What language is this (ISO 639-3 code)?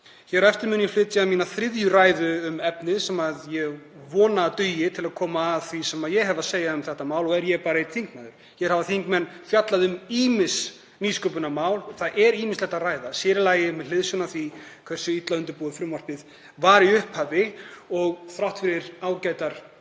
isl